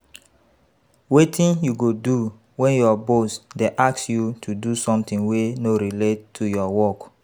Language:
Nigerian Pidgin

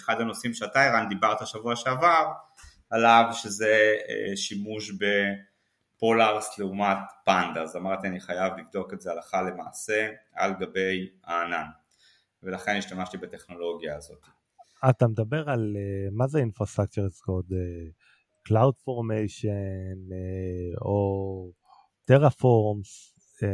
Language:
Hebrew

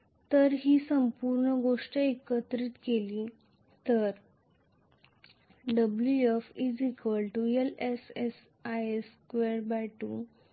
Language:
Marathi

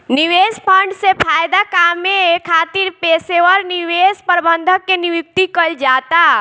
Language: Bhojpuri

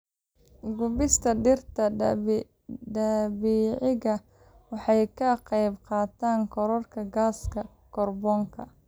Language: Somali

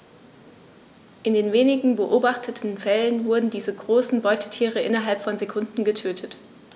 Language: German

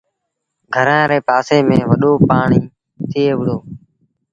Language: Sindhi Bhil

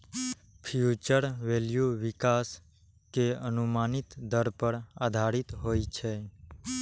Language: Maithili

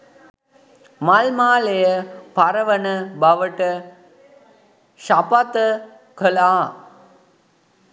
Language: Sinhala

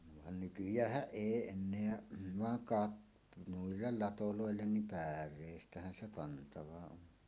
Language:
Finnish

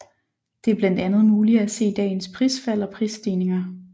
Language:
Danish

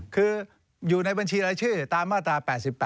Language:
Thai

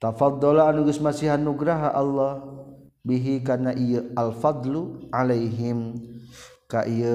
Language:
Malay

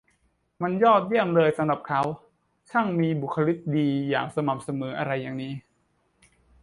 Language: Thai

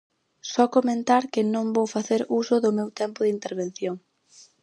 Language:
Galician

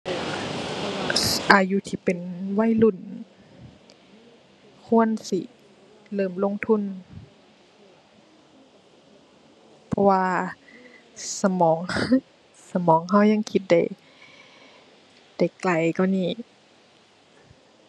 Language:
Thai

